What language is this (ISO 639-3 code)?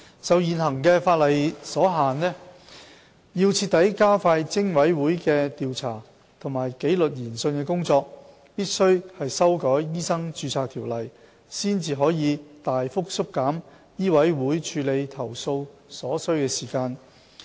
yue